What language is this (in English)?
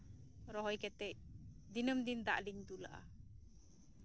Santali